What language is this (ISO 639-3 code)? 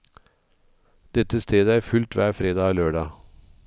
nor